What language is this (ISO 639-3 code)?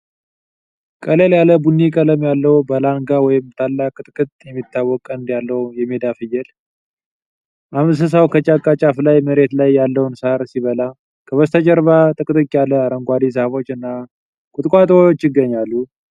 amh